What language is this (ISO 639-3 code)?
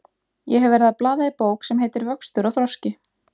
isl